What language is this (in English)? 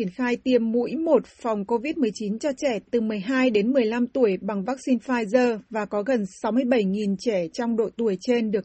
Vietnamese